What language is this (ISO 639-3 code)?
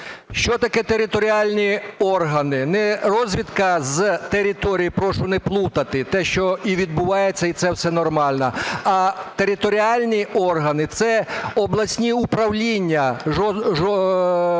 ukr